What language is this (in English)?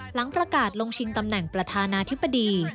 Thai